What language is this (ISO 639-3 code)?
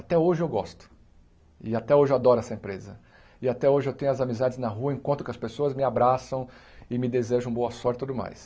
por